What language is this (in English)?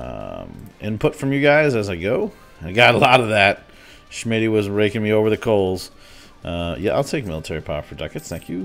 English